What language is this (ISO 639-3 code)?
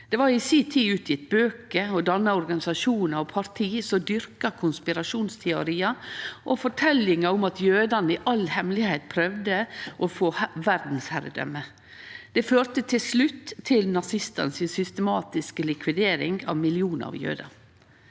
nor